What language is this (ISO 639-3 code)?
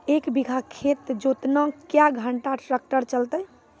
mai